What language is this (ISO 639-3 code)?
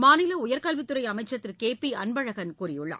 tam